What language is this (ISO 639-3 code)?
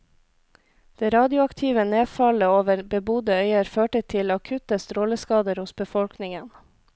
nor